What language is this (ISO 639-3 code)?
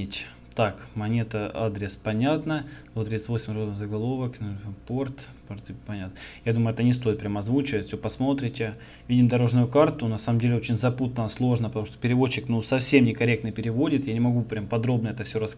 rus